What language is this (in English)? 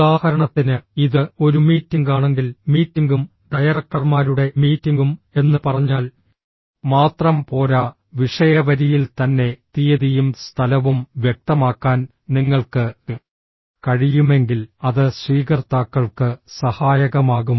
Malayalam